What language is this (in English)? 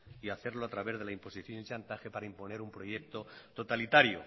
Spanish